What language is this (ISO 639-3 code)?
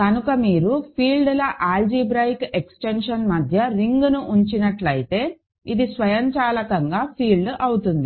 tel